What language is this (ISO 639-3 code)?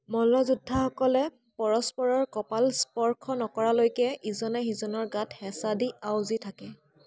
asm